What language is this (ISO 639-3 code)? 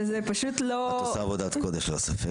heb